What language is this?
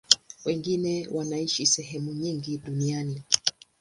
Swahili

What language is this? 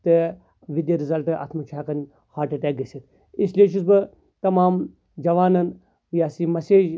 Kashmiri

